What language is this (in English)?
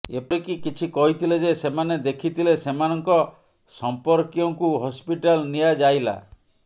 Odia